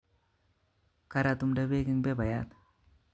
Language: Kalenjin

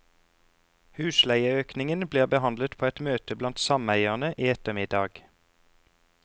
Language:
Norwegian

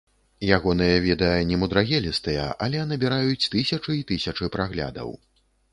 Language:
Belarusian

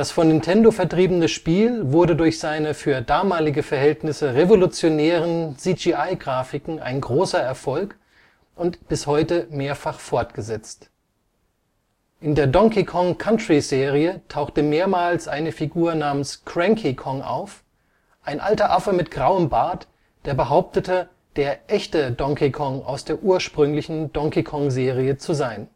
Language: German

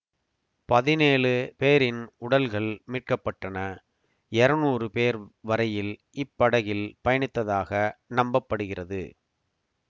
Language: Tamil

